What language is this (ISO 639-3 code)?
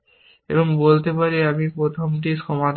ben